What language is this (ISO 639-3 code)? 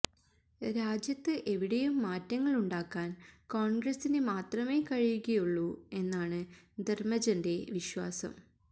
mal